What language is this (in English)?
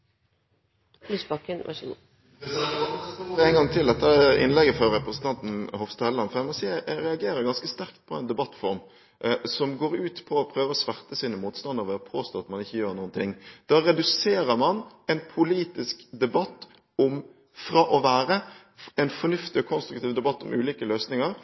Norwegian Bokmål